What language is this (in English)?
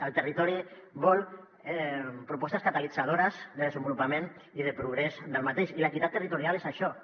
Catalan